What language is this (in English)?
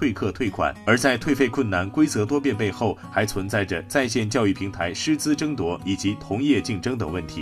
Chinese